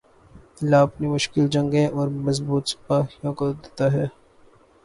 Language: Urdu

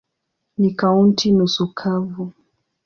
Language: Swahili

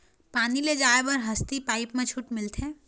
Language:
Chhattisgarhi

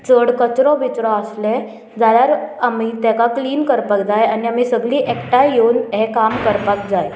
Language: Konkani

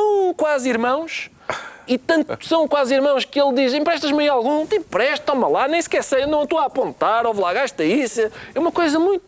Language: Portuguese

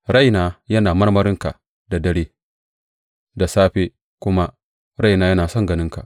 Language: Hausa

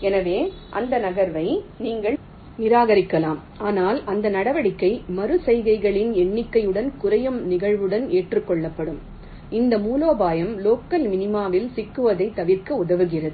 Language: Tamil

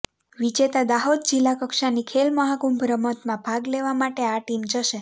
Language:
Gujarati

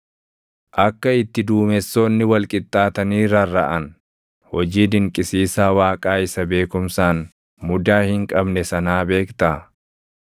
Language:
Oromo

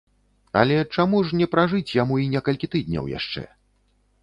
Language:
Belarusian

